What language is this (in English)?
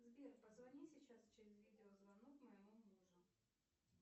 Russian